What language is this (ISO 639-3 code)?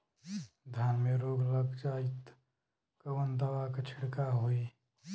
bho